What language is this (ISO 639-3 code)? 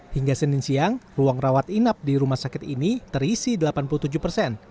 ind